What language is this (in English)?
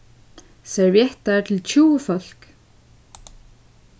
Faroese